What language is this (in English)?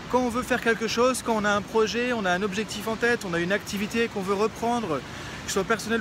French